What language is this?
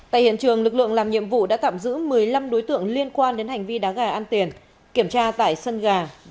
Vietnamese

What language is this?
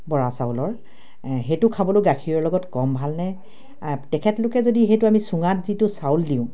Assamese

